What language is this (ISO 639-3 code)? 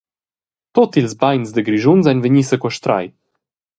roh